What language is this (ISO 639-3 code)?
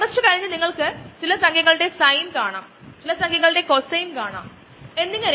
mal